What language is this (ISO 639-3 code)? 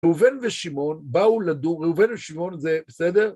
heb